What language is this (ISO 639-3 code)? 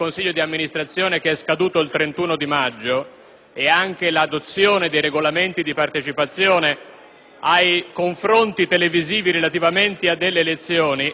ita